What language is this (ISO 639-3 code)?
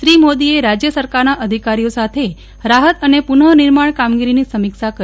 guj